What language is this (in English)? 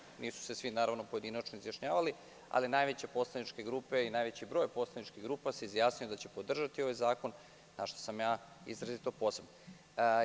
Serbian